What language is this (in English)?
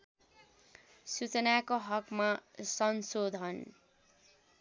Nepali